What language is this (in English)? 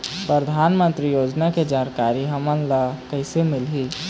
Chhattisgarhi